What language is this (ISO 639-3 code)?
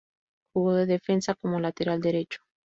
spa